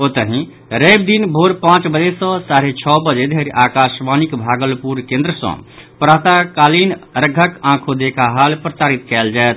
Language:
Maithili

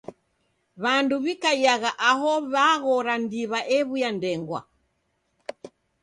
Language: Taita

